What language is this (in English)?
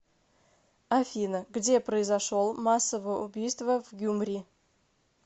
Russian